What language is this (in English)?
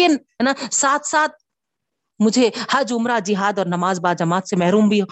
Urdu